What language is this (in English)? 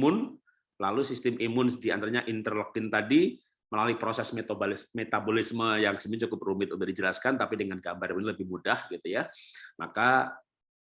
Indonesian